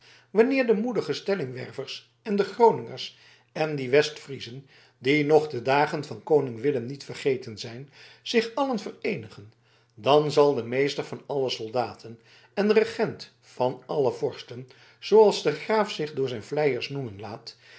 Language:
Dutch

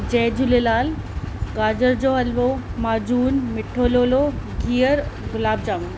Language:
Sindhi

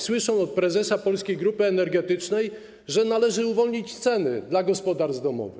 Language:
Polish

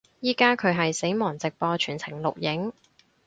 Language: Cantonese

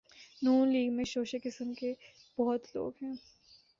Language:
Urdu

